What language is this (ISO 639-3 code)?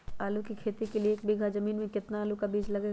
mag